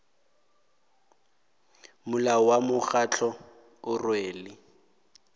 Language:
Northern Sotho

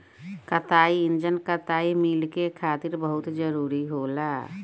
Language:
Bhojpuri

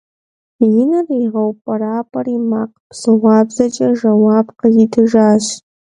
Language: Kabardian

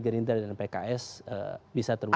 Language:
Indonesian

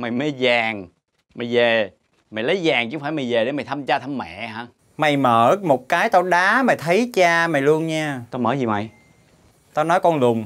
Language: Vietnamese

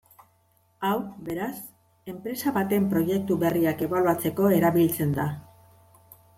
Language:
Basque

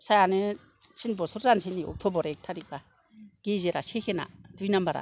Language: Bodo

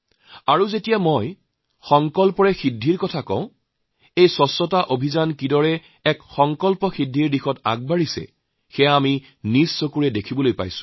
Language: Assamese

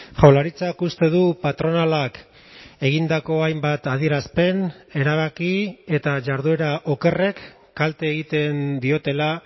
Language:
Basque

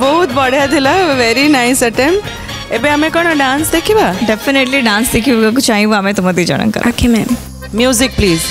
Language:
Hindi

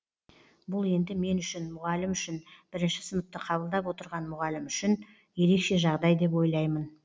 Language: Kazakh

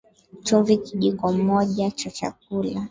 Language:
Swahili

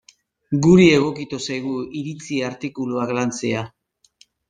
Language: Basque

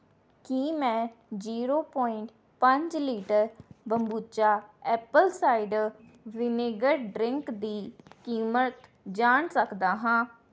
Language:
Punjabi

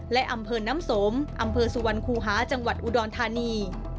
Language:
Thai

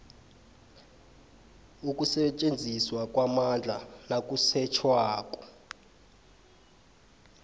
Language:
South Ndebele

